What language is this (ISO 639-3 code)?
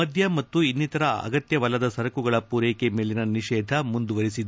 kan